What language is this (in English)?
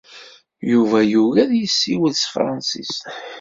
Kabyle